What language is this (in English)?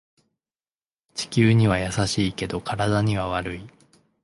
Japanese